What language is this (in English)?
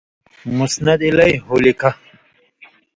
Indus Kohistani